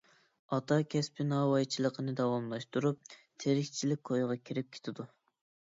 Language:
Uyghur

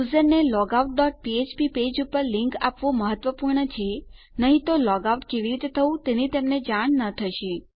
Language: Gujarati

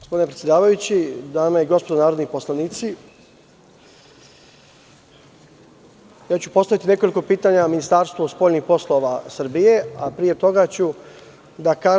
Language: Serbian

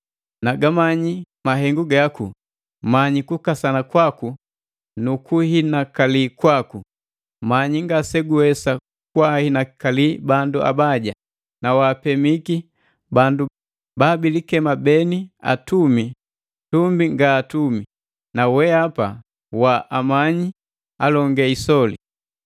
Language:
Matengo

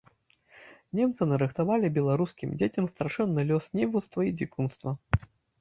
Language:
Belarusian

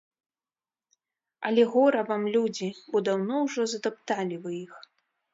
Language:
Belarusian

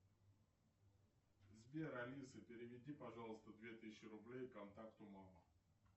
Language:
Russian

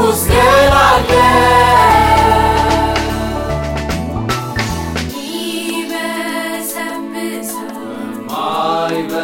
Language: Amharic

